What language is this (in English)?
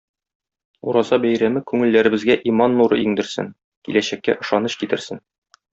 Tatar